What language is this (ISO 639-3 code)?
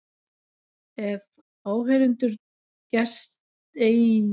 isl